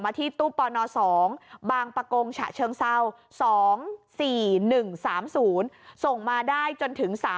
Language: Thai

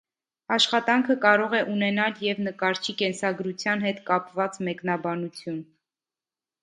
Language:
Armenian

